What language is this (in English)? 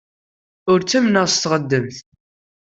Kabyle